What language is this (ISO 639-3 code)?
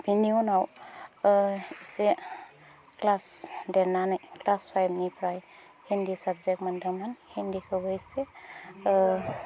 brx